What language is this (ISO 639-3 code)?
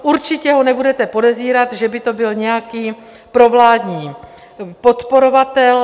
ces